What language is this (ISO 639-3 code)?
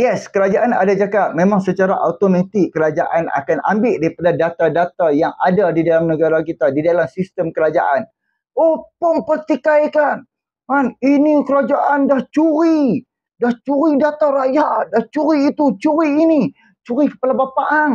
msa